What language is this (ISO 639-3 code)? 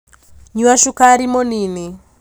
kik